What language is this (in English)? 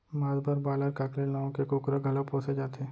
Chhattisgarhi